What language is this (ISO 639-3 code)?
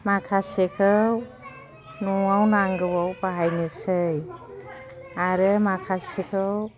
brx